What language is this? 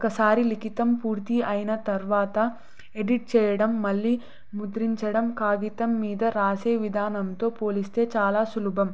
Telugu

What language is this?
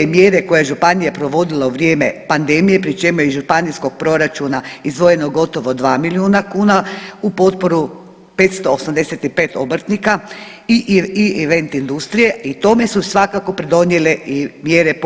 Croatian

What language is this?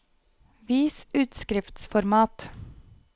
Norwegian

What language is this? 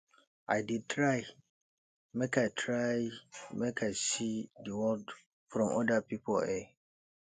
Nigerian Pidgin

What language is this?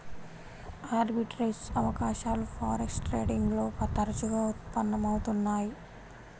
Telugu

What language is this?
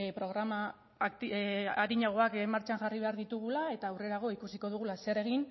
Basque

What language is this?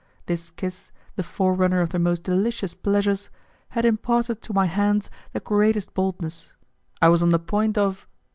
English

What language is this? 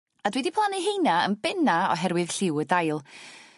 Welsh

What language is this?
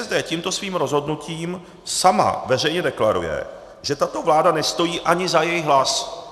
Czech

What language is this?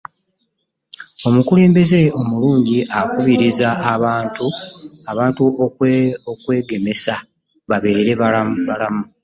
Ganda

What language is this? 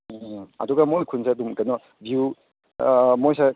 Manipuri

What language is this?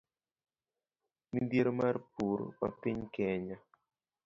Luo (Kenya and Tanzania)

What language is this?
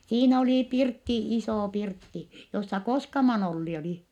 Finnish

